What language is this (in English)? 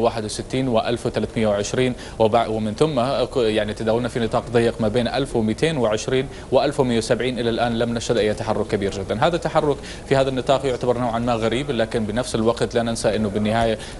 Arabic